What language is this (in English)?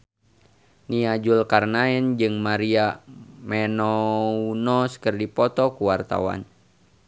Sundanese